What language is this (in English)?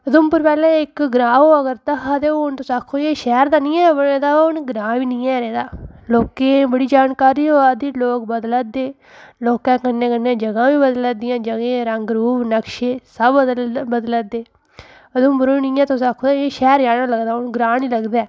Dogri